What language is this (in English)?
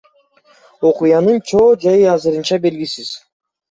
Kyrgyz